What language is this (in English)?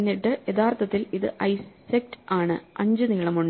Malayalam